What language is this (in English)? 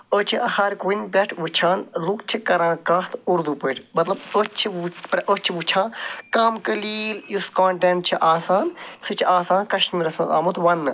Kashmiri